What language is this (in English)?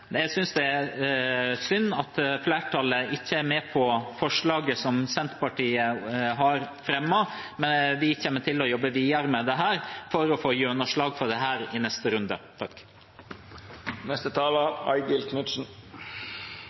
Norwegian Bokmål